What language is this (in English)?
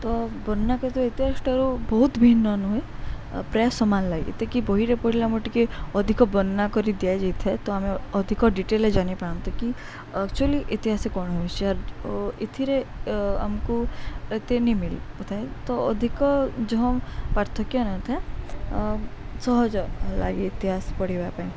Odia